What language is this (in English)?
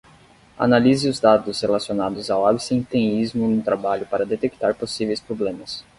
Portuguese